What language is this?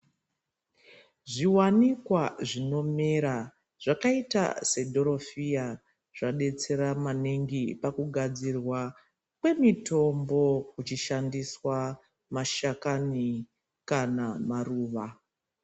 Ndau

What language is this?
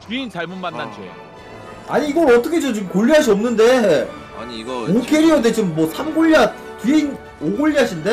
Korean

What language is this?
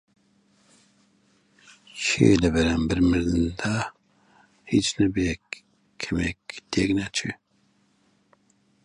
Central Kurdish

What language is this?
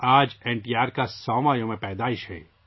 Urdu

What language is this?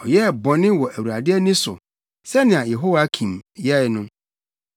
Akan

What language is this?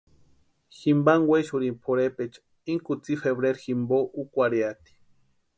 Western Highland Purepecha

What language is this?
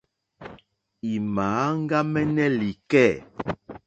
Mokpwe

